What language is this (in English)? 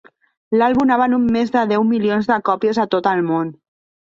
Catalan